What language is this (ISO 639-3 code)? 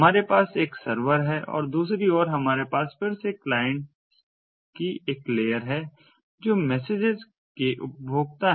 hin